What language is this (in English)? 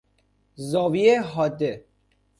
Persian